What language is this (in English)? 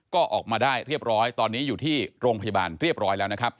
Thai